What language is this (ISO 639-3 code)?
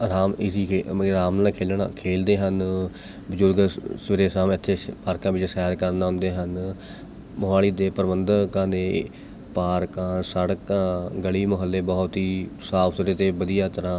pan